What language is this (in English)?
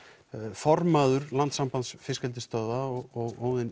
Icelandic